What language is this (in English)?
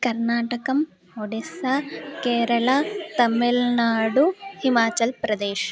Sanskrit